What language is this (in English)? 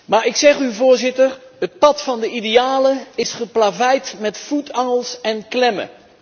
Dutch